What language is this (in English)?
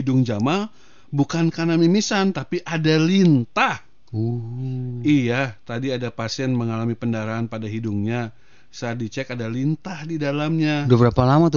Indonesian